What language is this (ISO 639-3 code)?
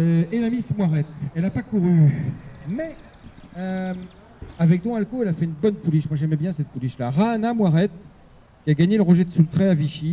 fra